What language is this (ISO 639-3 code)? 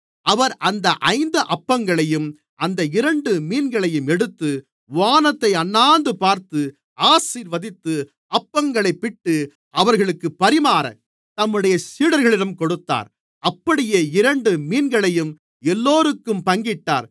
tam